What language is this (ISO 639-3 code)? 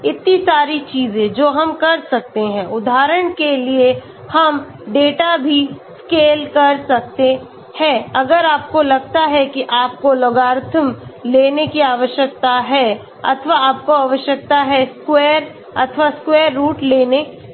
hin